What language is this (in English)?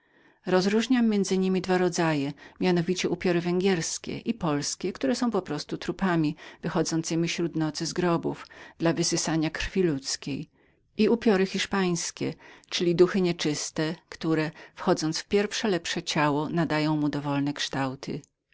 Polish